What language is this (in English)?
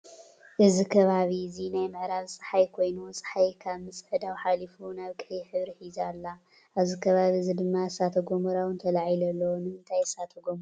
Tigrinya